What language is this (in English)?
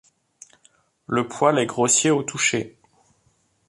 French